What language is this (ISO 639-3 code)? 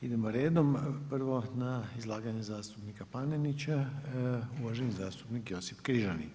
hrv